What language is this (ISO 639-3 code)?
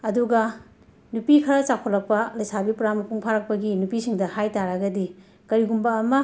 mni